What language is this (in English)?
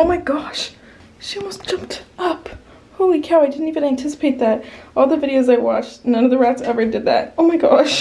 English